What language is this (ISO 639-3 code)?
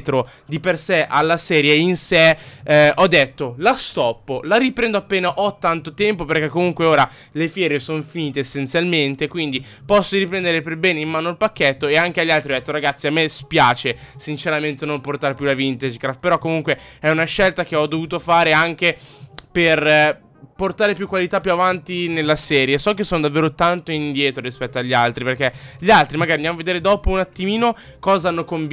ita